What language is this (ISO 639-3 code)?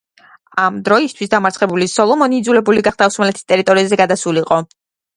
kat